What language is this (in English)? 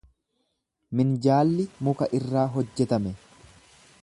Oromo